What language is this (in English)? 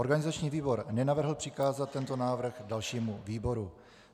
Czech